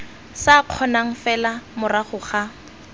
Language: Tswana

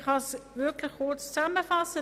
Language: Swiss German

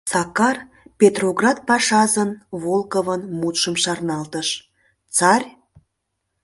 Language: Mari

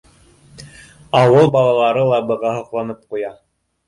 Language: Bashkir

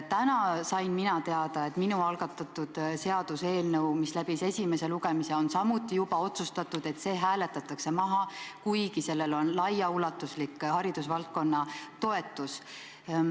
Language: Estonian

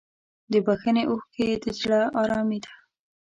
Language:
Pashto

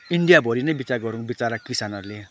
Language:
Nepali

